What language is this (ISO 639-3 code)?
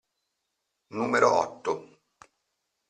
ita